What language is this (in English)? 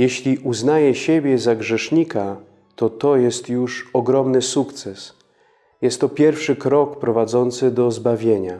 Polish